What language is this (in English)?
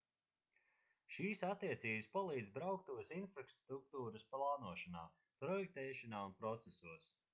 Latvian